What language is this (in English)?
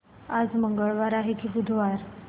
Marathi